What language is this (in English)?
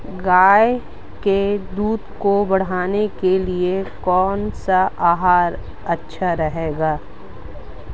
Hindi